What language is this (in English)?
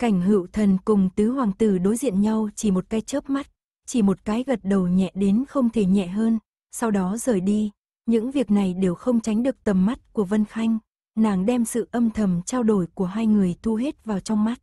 Vietnamese